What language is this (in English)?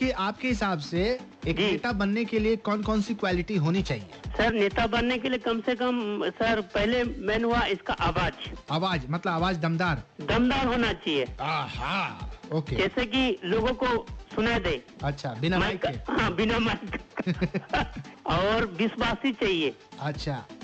Hindi